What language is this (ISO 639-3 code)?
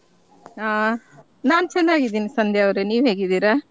kan